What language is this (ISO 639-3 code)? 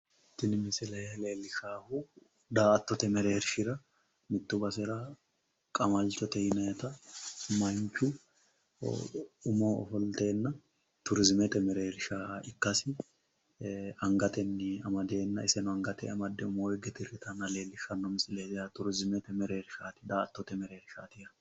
sid